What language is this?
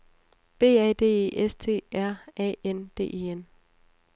Danish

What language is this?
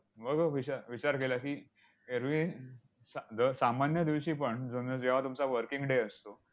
Marathi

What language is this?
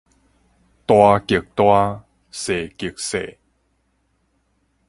Min Nan Chinese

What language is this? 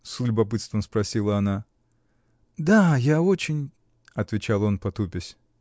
Russian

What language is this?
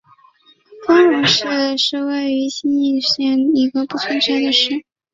Chinese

